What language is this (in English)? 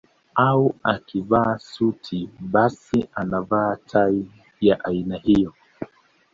Swahili